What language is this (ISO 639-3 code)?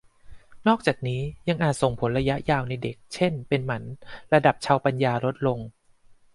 tha